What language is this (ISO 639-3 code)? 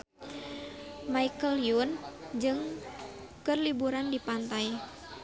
sun